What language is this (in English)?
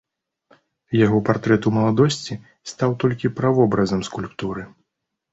Belarusian